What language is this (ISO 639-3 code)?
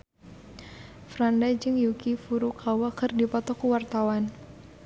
sun